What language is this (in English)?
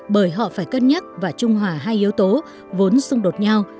Vietnamese